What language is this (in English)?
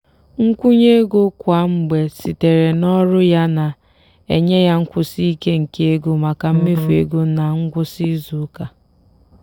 Igbo